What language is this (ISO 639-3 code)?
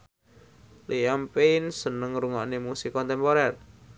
jav